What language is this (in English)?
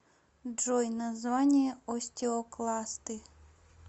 Russian